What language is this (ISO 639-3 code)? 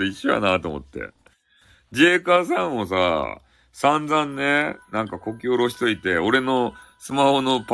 jpn